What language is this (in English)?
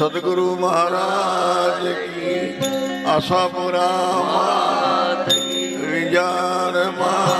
Arabic